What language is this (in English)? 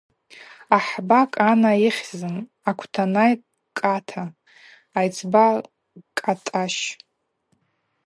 Abaza